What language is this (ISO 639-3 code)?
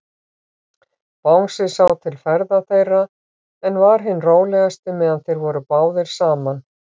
isl